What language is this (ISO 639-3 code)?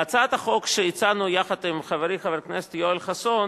heb